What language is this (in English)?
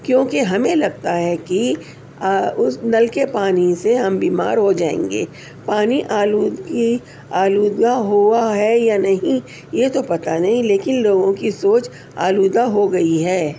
Urdu